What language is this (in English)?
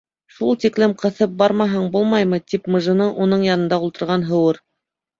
Bashkir